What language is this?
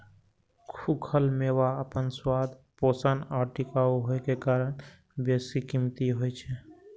Maithili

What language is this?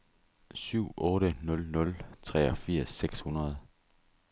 Danish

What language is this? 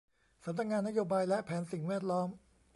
Thai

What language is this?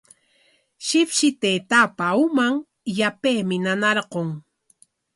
Corongo Ancash Quechua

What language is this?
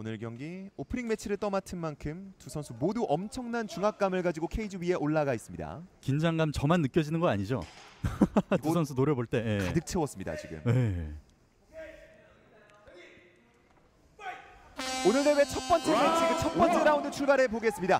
Korean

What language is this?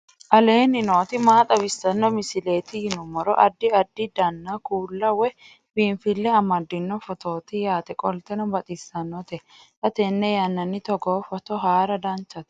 Sidamo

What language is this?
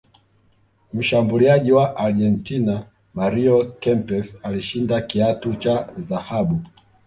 Swahili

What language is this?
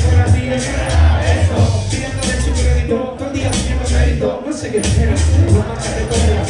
Czech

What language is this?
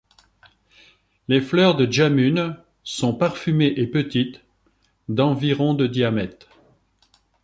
French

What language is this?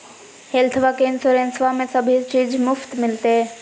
Magahi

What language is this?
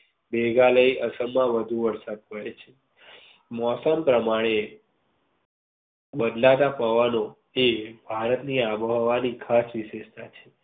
Gujarati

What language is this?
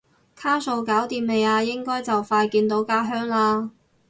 Cantonese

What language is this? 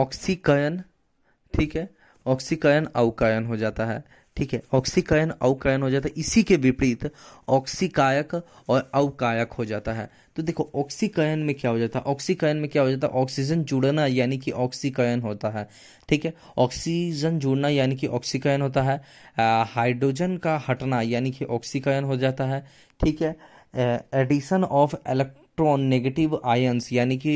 Hindi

